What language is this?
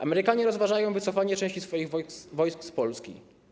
Polish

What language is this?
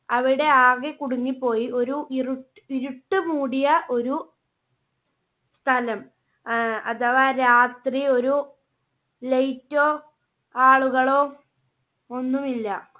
Malayalam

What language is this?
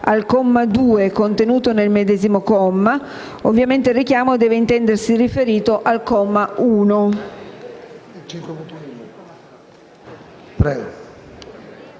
Italian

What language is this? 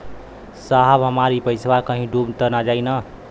Bhojpuri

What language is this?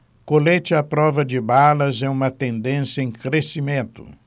Portuguese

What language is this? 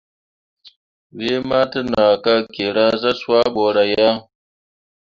Mundang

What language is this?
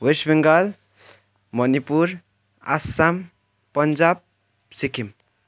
Nepali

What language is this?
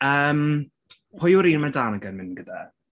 Welsh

